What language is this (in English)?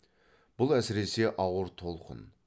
Kazakh